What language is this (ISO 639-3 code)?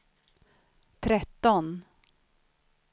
swe